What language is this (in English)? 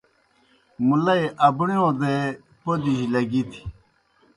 Kohistani Shina